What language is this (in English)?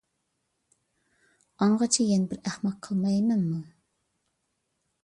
Uyghur